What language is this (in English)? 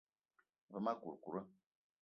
Eton (Cameroon)